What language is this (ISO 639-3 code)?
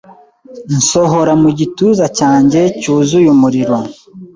kin